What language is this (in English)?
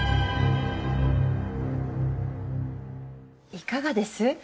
Japanese